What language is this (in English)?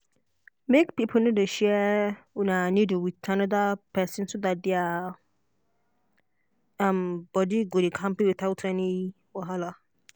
Nigerian Pidgin